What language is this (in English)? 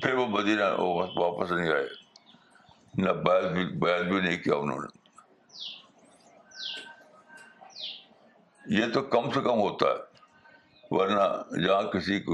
Urdu